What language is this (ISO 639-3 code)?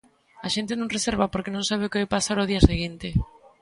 glg